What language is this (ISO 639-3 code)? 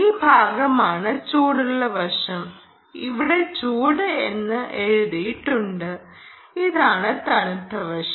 mal